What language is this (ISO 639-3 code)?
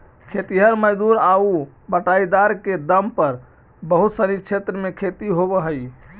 mag